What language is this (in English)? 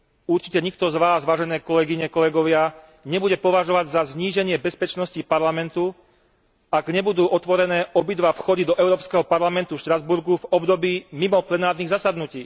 Slovak